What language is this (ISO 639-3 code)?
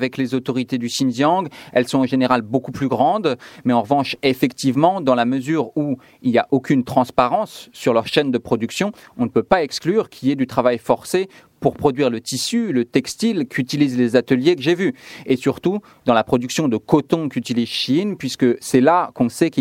fra